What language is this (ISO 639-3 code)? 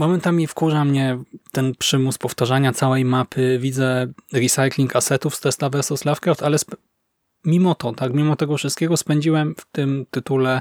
pol